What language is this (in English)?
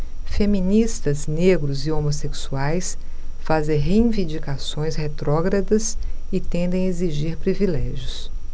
Portuguese